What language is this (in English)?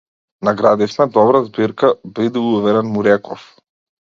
Macedonian